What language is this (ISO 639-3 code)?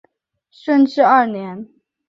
zho